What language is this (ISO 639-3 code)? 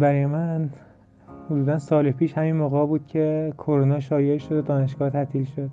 fas